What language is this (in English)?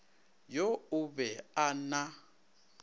Northern Sotho